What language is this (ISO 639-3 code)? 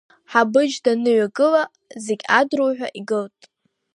abk